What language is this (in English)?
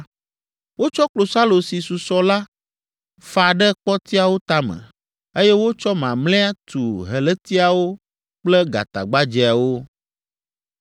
Ewe